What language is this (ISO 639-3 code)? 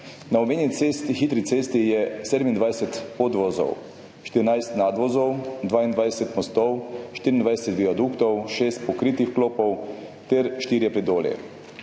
slv